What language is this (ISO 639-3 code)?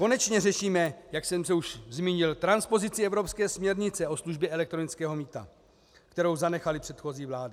ces